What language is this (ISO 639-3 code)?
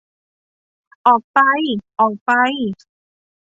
tha